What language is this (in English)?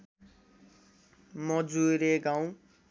Nepali